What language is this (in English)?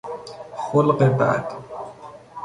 Persian